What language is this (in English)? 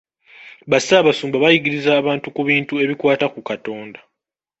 Ganda